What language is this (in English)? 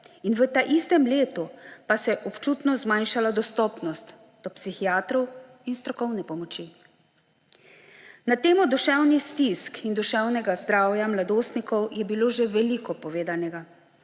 Slovenian